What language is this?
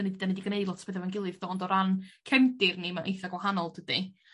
Welsh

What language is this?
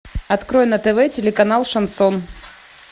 Russian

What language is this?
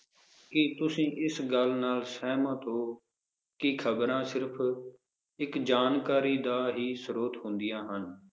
Punjabi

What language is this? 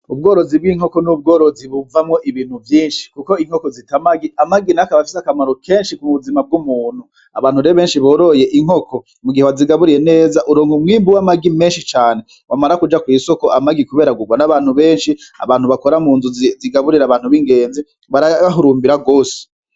Rundi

